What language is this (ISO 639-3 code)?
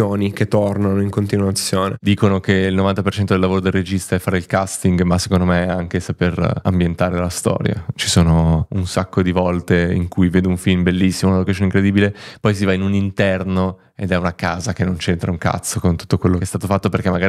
ita